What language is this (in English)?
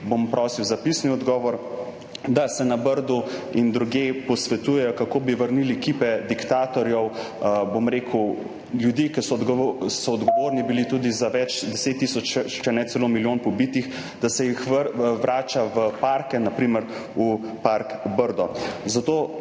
Slovenian